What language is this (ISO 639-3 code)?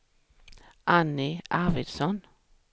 swe